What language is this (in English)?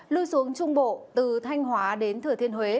Vietnamese